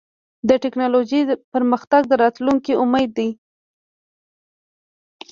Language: Pashto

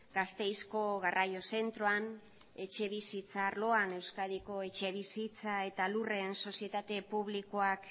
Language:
Basque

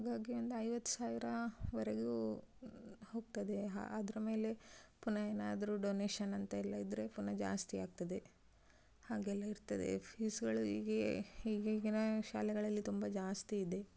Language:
Kannada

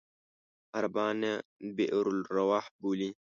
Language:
Pashto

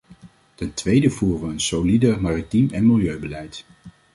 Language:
Dutch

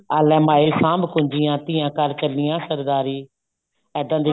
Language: Punjabi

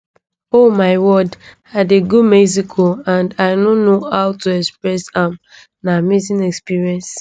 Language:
Nigerian Pidgin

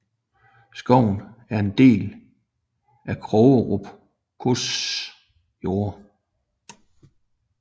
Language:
Danish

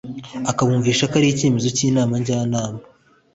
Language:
Kinyarwanda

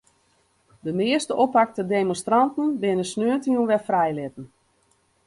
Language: Western Frisian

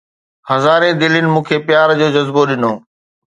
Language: Sindhi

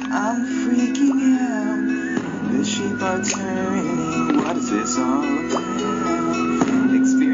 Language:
English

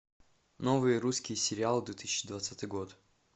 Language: Russian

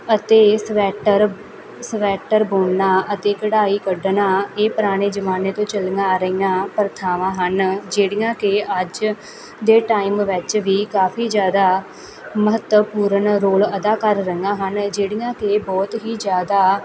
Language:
Punjabi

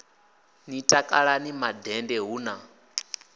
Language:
Venda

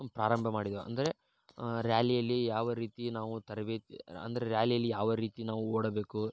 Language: Kannada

